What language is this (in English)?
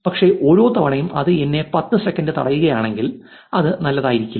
Malayalam